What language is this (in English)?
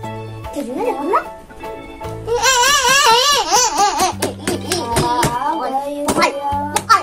Korean